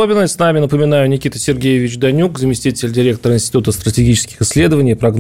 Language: Russian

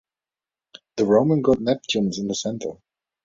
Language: English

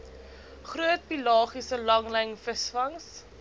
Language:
Afrikaans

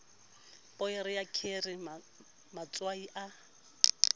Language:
Southern Sotho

